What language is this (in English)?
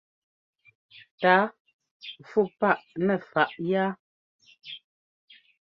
Ngomba